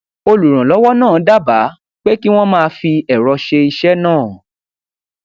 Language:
Yoruba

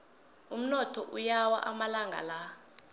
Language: South Ndebele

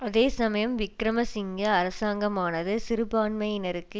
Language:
Tamil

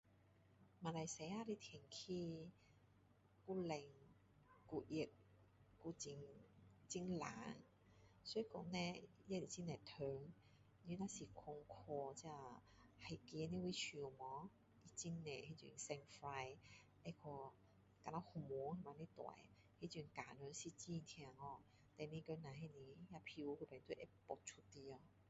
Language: Min Dong Chinese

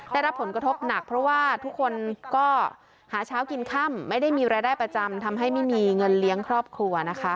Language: Thai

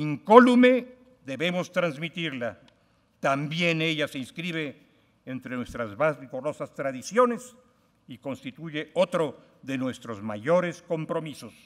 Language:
Spanish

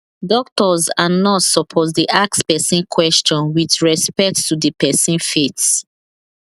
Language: Nigerian Pidgin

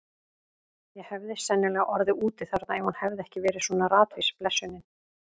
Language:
Icelandic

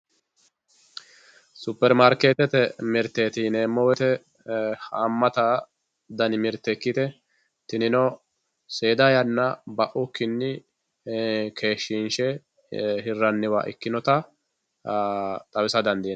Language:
Sidamo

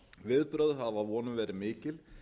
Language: Icelandic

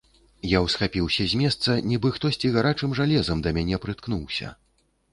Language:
Belarusian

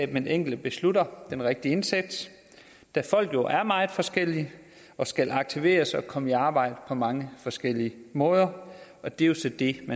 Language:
Danish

